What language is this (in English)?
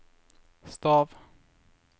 Norwegian